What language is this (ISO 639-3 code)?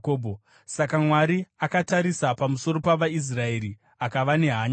sna